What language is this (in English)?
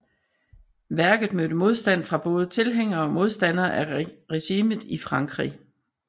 Danish